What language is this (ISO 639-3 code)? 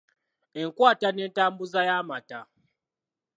lug